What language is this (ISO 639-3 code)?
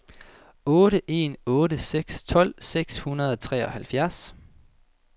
dan